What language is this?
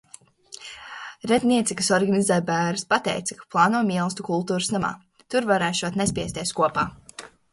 Latvian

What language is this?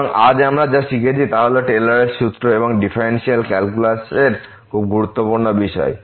Bangla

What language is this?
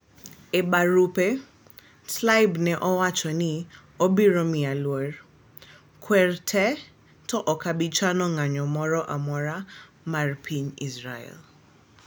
Luo (Kenya and Tanzania)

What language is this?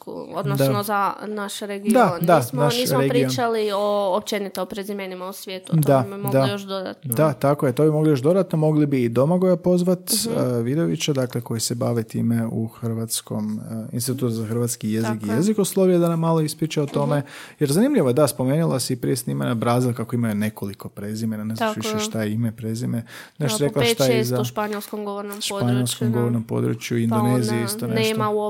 Croatian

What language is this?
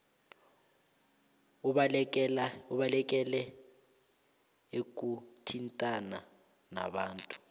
South Ndebele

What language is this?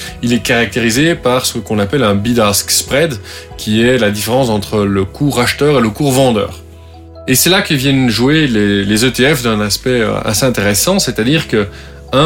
French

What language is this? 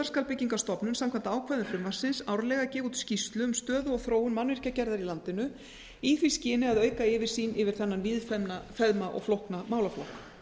Icelandic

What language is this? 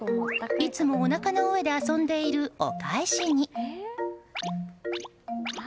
Japanese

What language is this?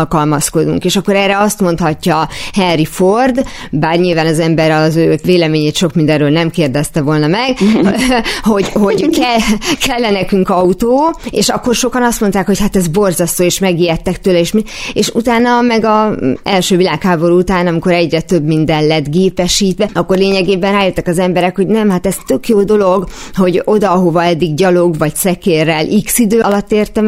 Hungarian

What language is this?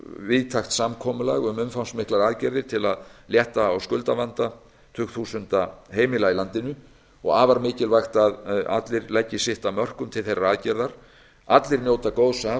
Icelandic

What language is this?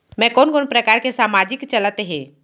Chhattisgarhi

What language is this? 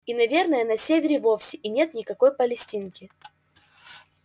Russian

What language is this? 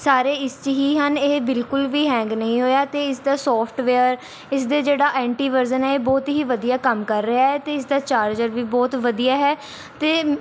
Punjabi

